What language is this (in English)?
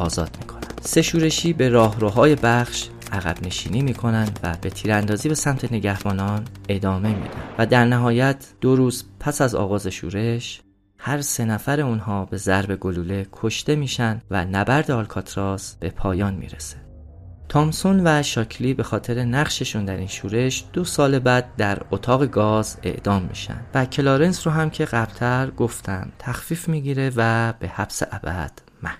Persian